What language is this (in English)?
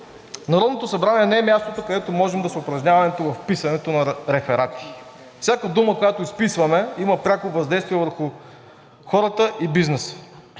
Bulgarian